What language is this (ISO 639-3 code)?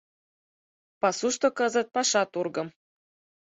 chm